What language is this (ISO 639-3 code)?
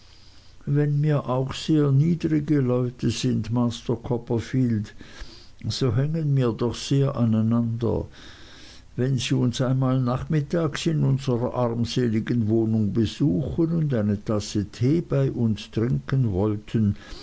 deu